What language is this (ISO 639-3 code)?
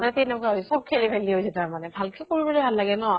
asm